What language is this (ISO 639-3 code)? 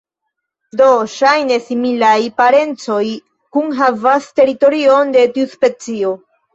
epo